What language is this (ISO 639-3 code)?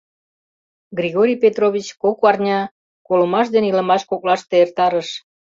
chm